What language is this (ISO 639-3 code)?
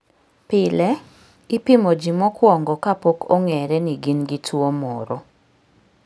luo